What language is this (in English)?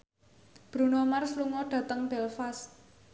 Javanese